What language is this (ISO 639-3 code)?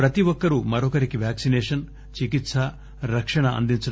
tel